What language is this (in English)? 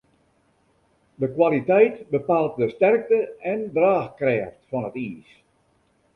Western Frisian